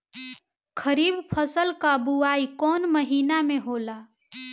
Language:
Bhojpuri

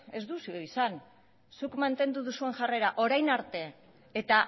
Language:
Basque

